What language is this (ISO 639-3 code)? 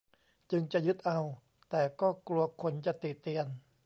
tha